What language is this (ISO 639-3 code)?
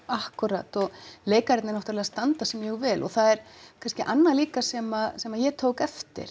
isl